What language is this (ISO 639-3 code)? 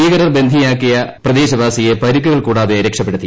mal